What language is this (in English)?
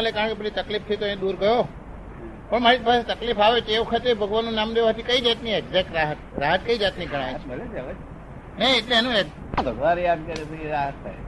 Gujarati